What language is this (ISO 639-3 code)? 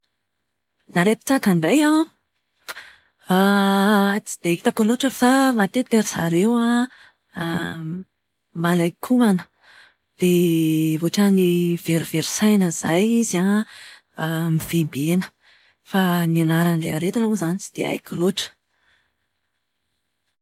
mlg